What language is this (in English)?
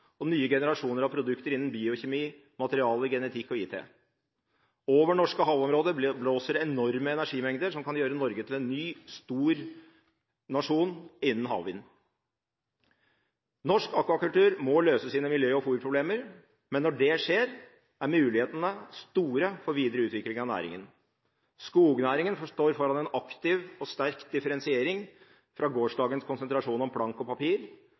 Norwegian Bokmål